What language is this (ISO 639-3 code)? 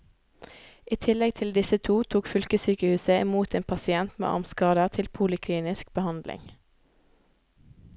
nor